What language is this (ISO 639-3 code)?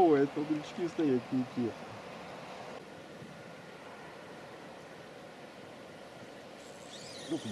rus